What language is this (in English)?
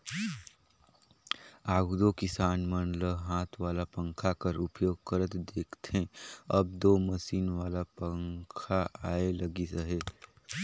Chhattisgarhi